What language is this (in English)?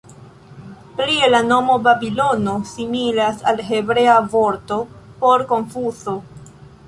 Esperanto